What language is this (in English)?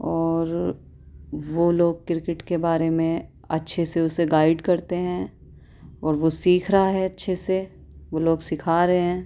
Urdu